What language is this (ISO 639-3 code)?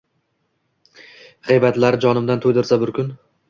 uzb